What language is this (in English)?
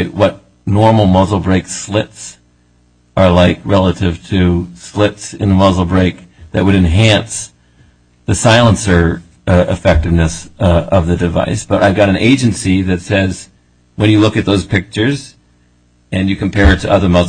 English